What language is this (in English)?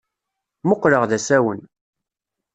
Kabyle